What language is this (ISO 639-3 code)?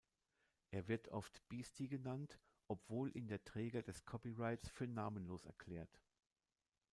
deu